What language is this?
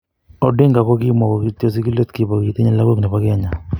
Kalenjin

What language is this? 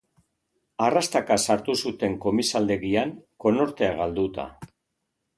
Basque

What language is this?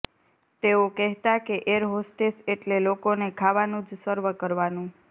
Gujarati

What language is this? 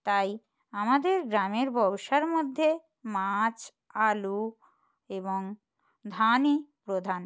Bangla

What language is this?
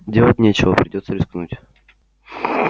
Russian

